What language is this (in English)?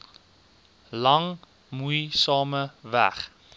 Afrikaans